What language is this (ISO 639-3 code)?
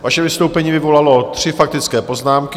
ces